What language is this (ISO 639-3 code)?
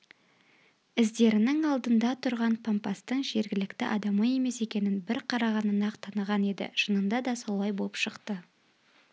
kaz